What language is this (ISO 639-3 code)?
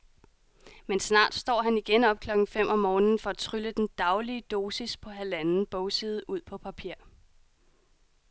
dan